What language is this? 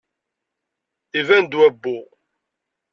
Kabyle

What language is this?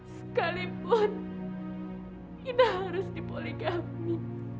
Indonesian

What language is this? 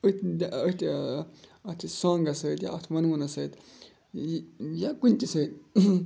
Kashmiri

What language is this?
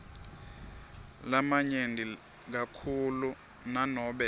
Swati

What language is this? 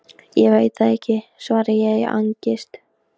Icelandic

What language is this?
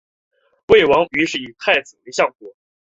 Chinese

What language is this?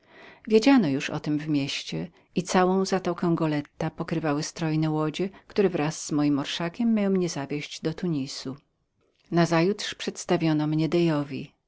Polish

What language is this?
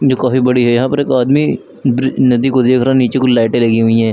Hindi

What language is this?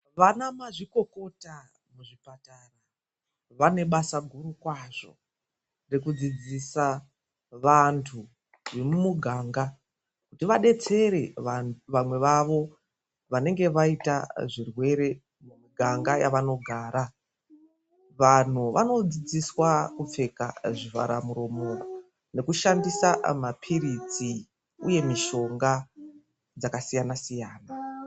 Ndau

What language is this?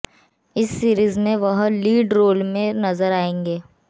Hindi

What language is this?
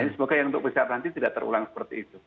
Indonesian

